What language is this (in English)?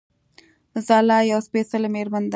Pashto